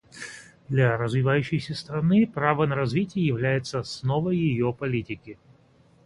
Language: Russian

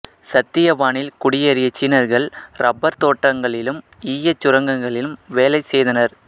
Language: Tamil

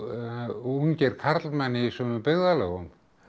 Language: Icelandic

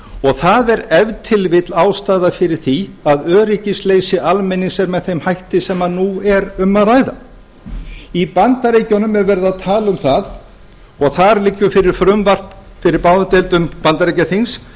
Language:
Icelandic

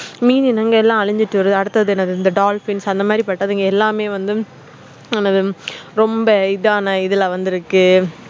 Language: Tamil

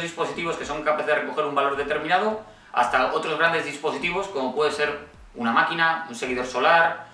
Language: Spanish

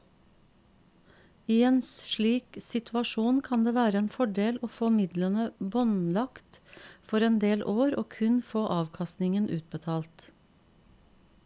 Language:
Norwegian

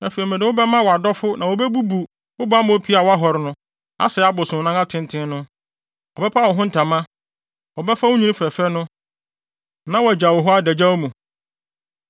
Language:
Akan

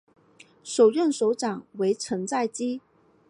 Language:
Chinese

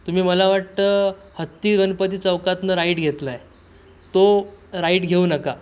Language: Marathi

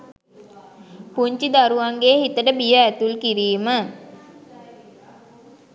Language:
Sinhala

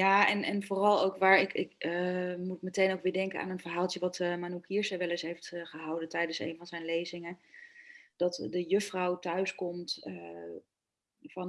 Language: Dutch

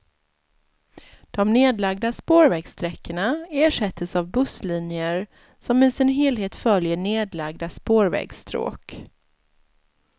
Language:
Swedish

